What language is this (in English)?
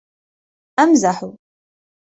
Arabic